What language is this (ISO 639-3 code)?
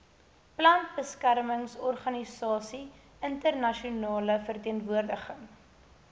afr